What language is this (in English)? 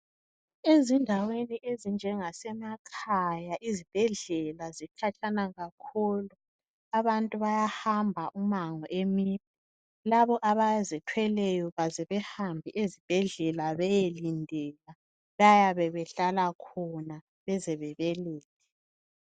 North Ndebele